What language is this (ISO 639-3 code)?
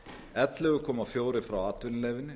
isl